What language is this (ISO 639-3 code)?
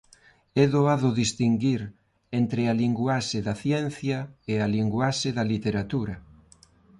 glg